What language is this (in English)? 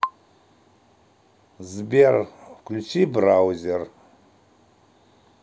Russian